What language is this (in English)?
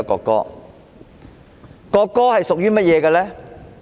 Cantonese